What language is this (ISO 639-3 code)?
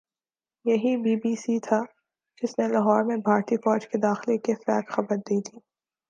urd